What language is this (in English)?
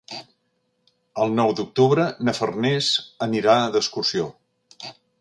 Catalan